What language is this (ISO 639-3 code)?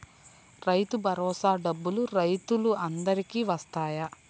tel